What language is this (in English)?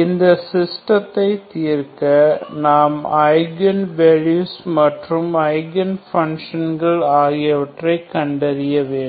Tamil